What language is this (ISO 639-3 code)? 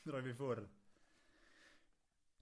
cym